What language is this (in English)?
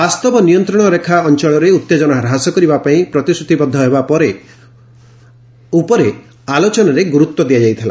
Odia